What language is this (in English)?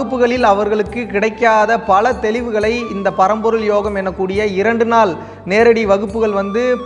Tamil